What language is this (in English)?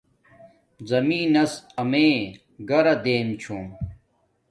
Domaaki